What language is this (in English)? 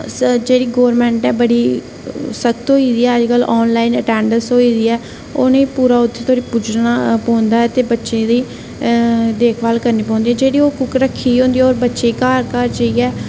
Dogri